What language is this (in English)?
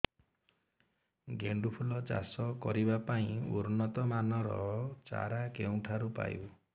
Odia